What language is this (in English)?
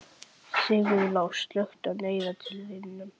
Icelandic